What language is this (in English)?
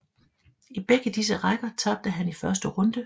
Danish